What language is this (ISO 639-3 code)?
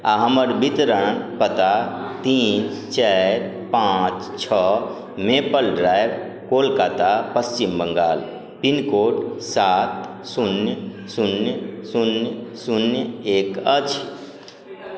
mai